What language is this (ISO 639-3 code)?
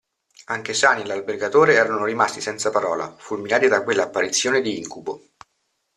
ita